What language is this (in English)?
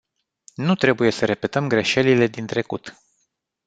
Romanian